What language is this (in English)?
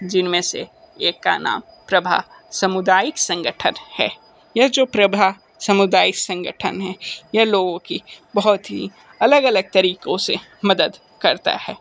Hindi